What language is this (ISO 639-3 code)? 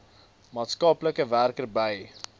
afr